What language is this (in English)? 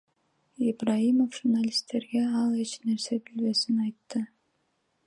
Kyrgyz